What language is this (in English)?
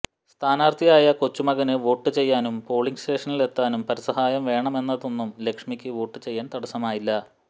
Malayalam